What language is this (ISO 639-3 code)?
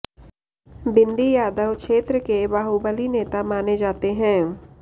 hin